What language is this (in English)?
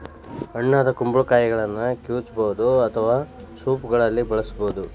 Kannada